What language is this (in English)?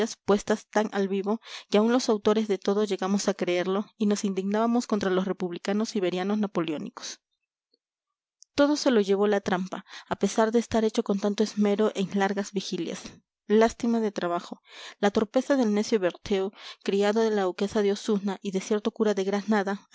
Spanish